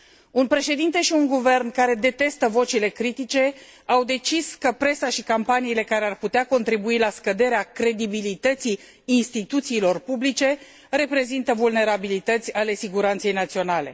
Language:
Romanian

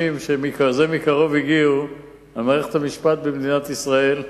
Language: Hebrew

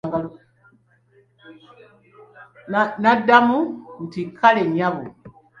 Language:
Ganda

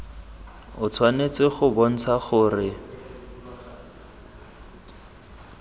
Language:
Tswana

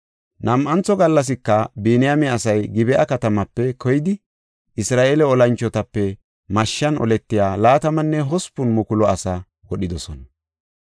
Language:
Gofa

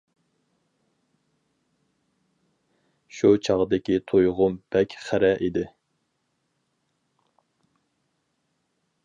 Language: Uyghur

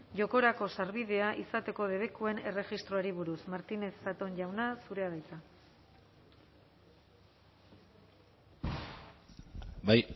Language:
Basque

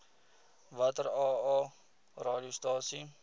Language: Afrikaans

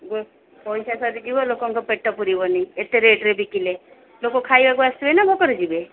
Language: Odia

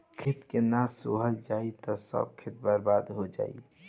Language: Bhojpuri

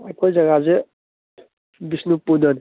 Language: Manipuri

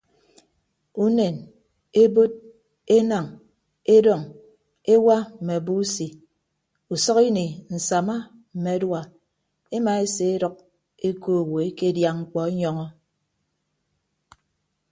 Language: Ibibio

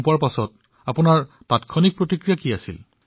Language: Assamese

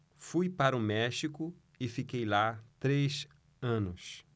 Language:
Portuguese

